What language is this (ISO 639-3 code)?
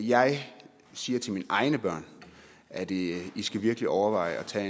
dan